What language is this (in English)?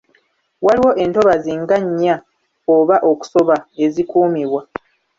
Ganda